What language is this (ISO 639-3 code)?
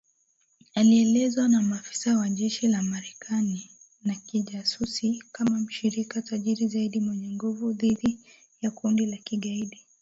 swa